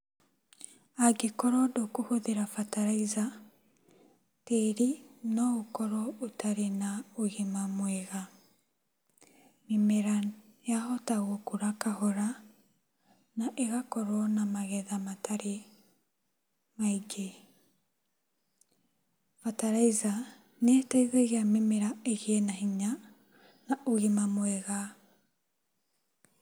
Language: Kikuyu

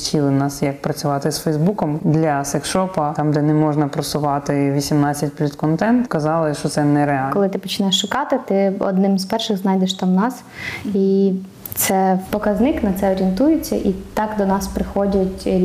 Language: Ukrainian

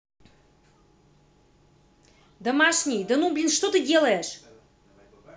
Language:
Russian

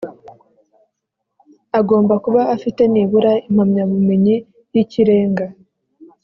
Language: Kinyarwanda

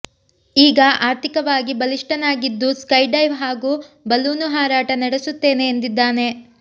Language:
Kannada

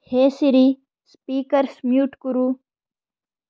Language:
Sanskrit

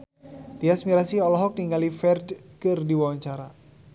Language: Sundanese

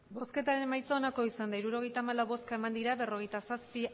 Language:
Basque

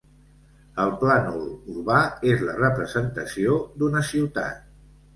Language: Catalan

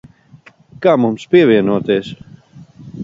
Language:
Latvian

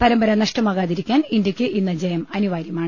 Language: Malayalam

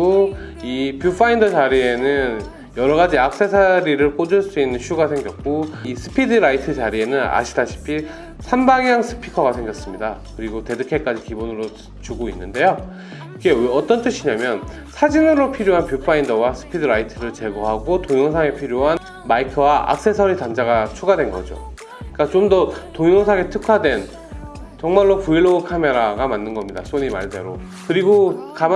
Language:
Korean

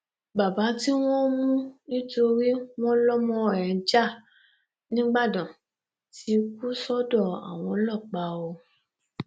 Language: Yoruba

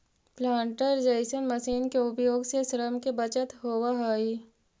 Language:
Magahi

